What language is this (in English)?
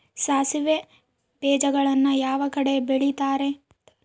Kannada